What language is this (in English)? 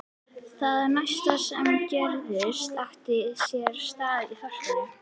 Icelandic